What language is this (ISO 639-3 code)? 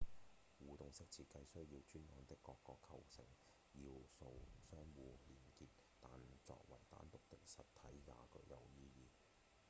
yue